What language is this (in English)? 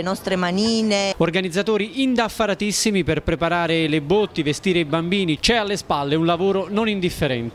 Italian